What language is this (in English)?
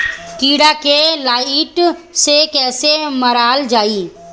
Bhojpuri